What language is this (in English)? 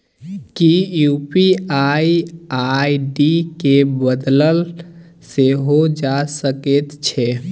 Maithili